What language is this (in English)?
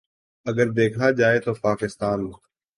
Urdu